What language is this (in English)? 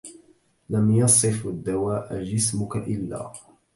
Arabic